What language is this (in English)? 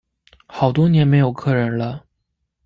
Chinese